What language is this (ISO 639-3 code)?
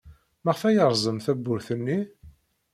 kab